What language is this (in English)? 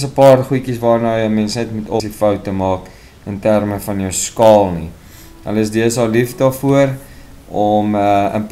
Dutch